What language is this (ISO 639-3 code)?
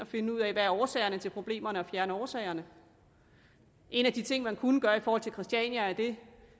dan